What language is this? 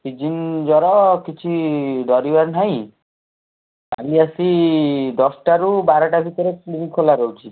Odia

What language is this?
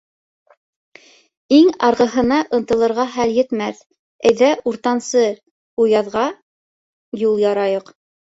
Bashkir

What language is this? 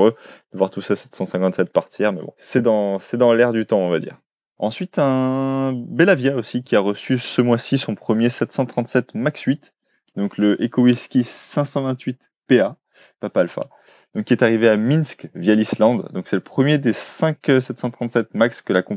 French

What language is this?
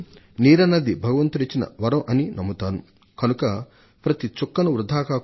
Telugu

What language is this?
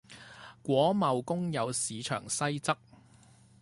Chinese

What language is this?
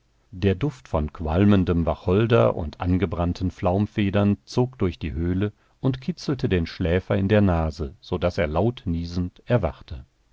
German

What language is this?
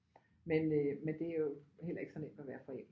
Danish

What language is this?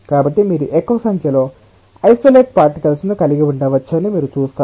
Telugu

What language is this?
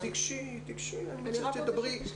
Hebrew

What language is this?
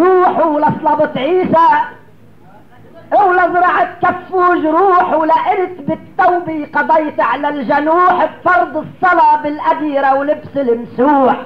Arabic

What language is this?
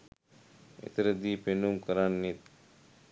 Sinhala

